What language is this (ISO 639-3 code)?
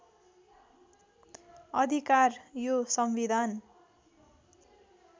nep